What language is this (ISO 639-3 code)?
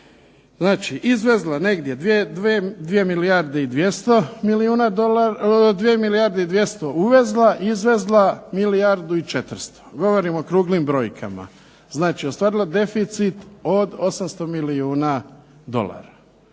hrv